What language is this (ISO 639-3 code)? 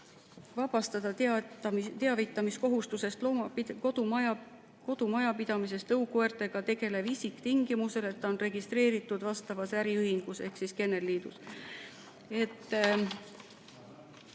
est